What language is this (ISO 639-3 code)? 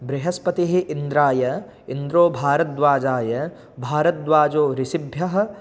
san